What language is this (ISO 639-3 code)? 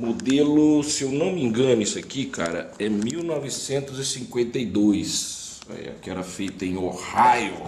por